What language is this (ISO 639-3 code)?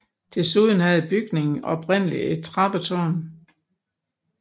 dan